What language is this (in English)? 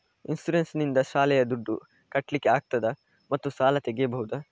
Kannada